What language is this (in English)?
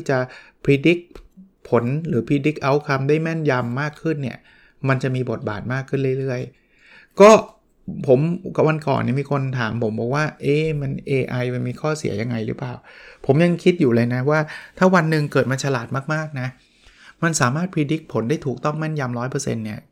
Thai